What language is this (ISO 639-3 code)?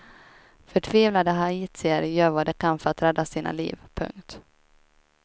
swe